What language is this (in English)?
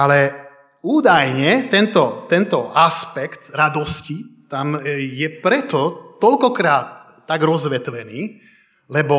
Slovak